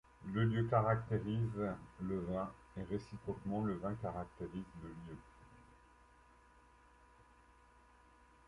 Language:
French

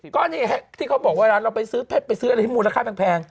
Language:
Thai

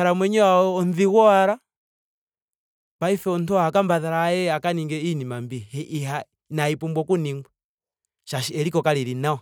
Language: Ndonga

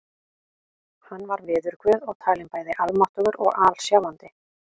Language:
Icelandic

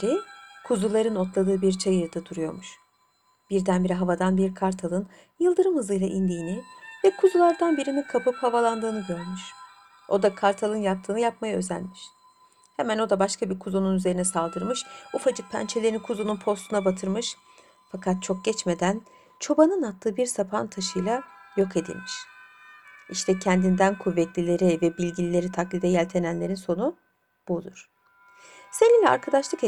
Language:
Turkish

